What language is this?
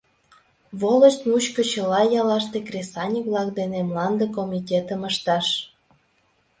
Mari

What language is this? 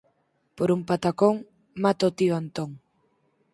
Galician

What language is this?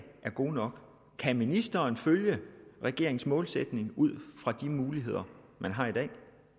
Danish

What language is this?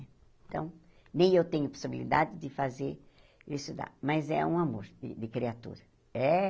Portuguese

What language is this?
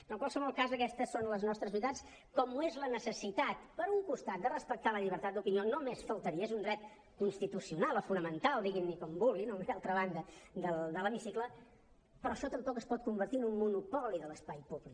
Catalan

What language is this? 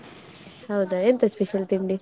Kannada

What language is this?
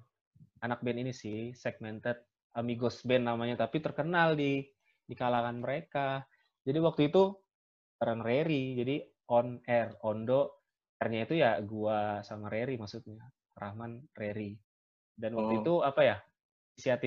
Indonesian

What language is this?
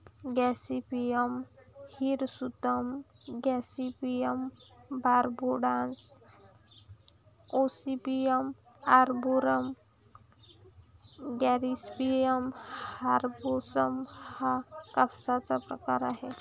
Marathi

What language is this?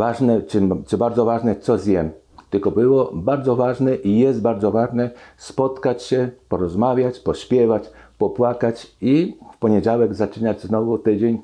Polish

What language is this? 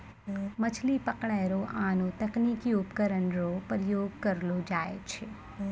Maithili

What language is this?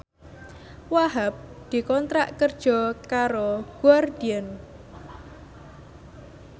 Javanese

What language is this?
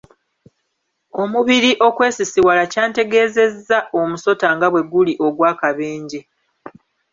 Ganda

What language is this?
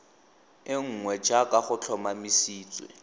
Tswana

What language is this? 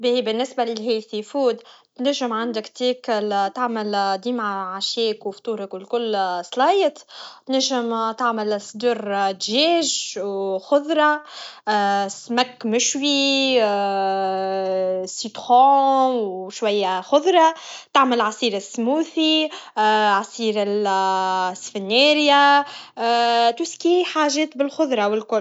Tunisian Arabic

